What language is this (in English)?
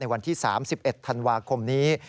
Thai